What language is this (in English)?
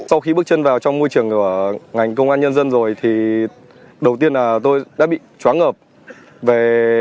Vietnamese